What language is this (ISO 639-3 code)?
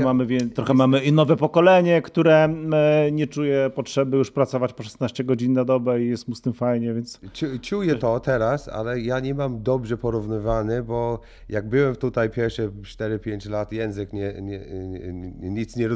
pol